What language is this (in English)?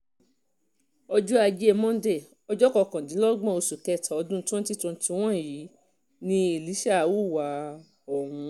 Yoruba